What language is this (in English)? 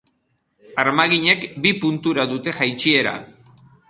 Basque